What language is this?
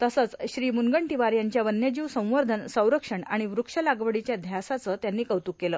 Marathi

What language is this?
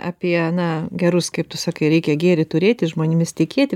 Lithuanian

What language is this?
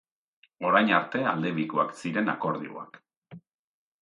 Basque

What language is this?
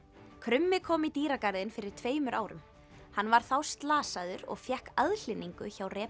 Icelandic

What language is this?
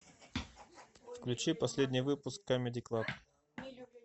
Russian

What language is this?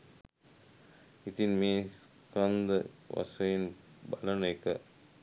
Sinhala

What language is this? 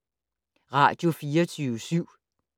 Danish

